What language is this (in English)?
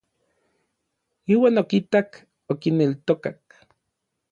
Orizaba Nahuatl